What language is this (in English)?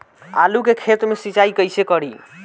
Bhojpuri